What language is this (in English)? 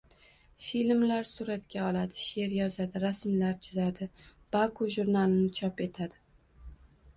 Uzbek